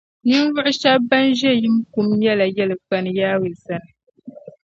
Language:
Dagbani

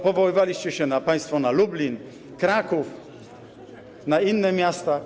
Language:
Polish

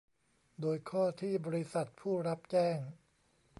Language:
Thai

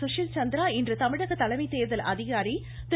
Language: Tamil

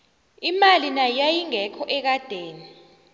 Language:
South Ndebele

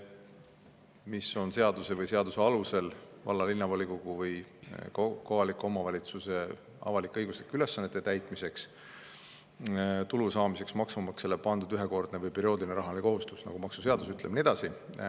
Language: Estonian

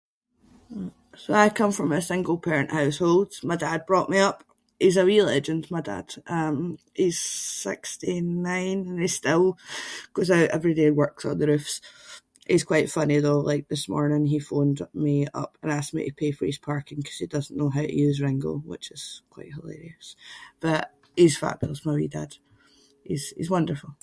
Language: Scots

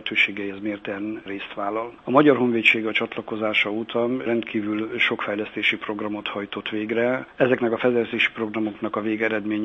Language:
Hungarian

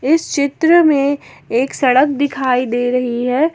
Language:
Hindi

